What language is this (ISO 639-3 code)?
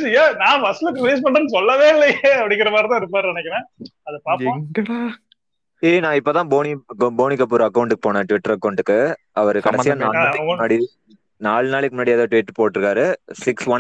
tam